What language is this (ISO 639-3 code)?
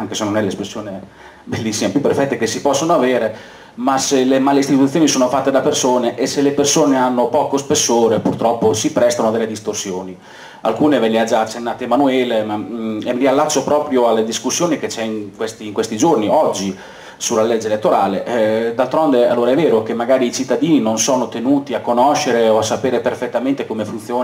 ita